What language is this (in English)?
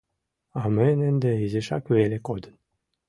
Mari